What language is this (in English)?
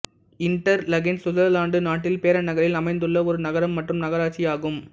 Tamil